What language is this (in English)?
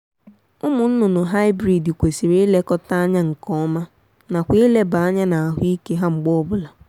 Igbo